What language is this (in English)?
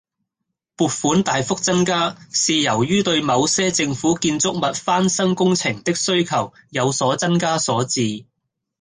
Cantonese